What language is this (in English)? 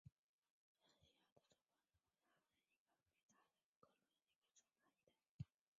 Chinese